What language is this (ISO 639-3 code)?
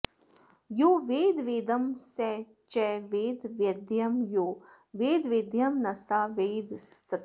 san